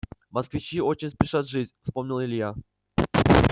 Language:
Russian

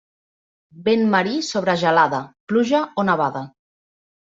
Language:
Catalan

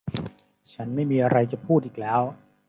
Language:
Thai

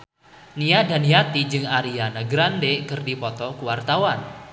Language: Sundanese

